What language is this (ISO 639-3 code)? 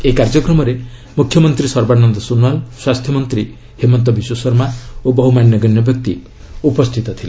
ori